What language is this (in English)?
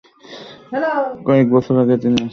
Bangla